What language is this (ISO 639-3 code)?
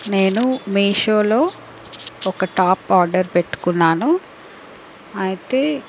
tel